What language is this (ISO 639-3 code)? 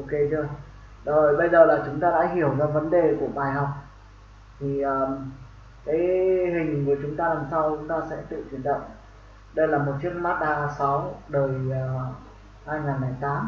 vie